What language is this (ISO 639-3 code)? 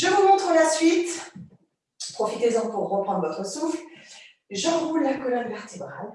fra